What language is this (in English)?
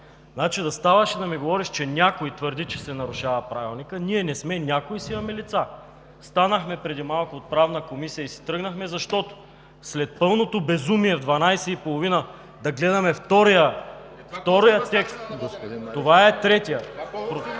Bulgarian